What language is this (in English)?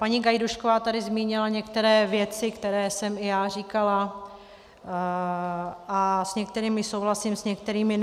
Czech